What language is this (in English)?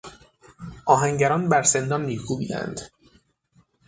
Persian